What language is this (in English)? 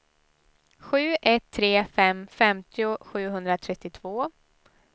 Swedish